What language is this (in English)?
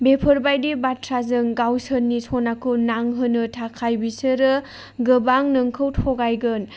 Bodo